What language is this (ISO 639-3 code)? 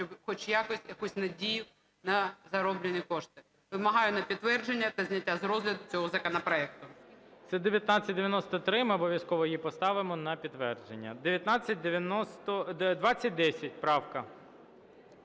ukr